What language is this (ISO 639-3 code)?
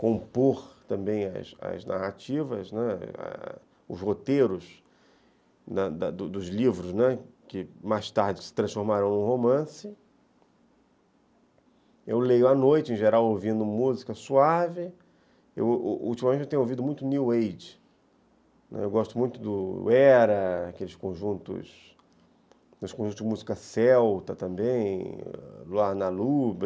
por